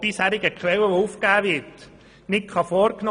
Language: Swiss German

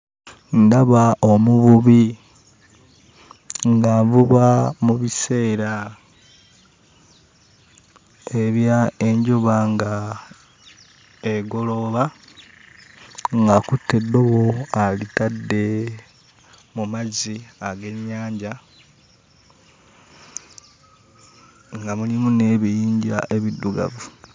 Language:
Ganda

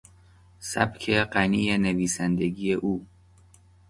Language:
Persian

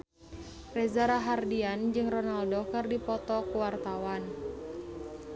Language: Sundanese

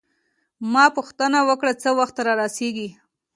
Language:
Pashto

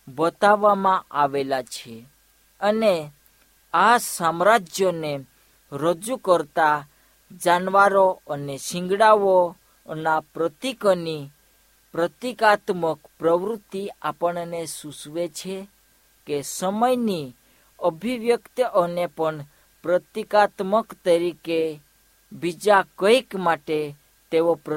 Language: Hindi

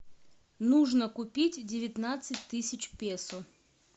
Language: Russian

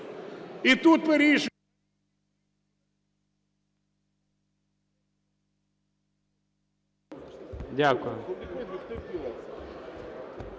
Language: Ukrainian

